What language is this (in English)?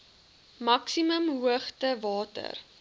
Afrikaans